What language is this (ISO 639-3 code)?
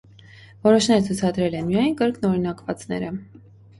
hye